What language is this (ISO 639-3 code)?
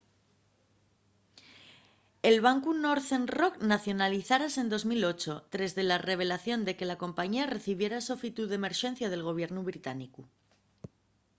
ast